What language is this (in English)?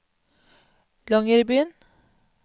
Norwegian